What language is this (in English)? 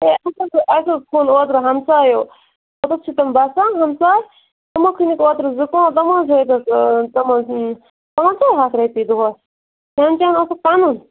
Kashmiri